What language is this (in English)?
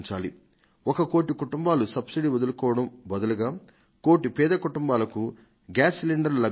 Telugu